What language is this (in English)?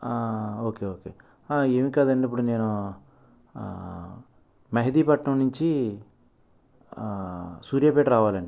Telugu